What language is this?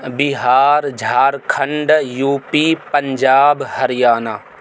Urdu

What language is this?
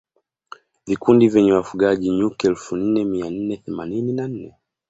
Swahili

